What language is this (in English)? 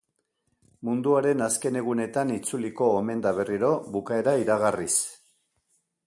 Basque